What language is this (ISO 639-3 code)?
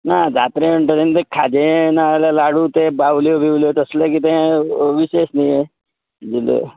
kok